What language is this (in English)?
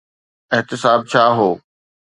Sindhi